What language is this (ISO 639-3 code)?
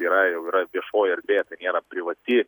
lit